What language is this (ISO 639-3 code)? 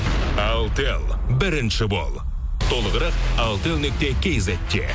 kaz